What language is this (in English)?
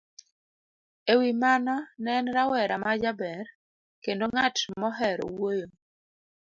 Luo (Kenya and Tanzania)